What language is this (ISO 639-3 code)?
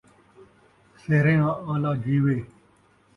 skr